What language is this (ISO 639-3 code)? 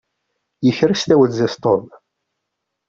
kab